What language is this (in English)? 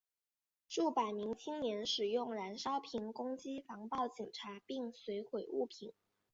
Chinese